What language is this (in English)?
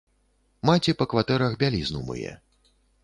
Belarusian